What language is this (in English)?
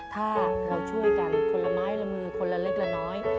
Thai